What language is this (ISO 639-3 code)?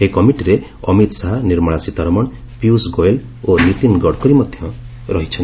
ori